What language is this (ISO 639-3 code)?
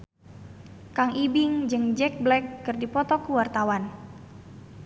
sun